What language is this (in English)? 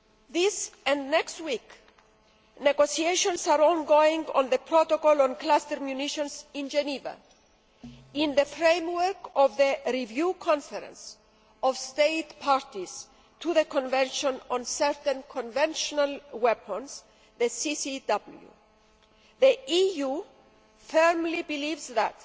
English